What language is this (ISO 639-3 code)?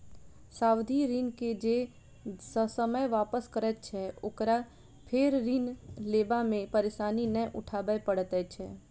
mai